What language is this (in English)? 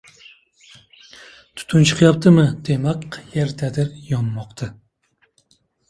Uzbek